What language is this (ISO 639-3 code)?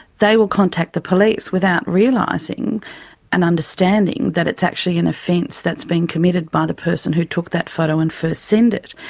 eng